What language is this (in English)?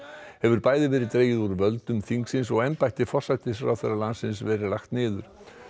Icelandic